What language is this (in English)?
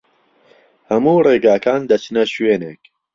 Central Kurdish